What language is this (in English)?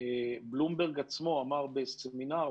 Hebrew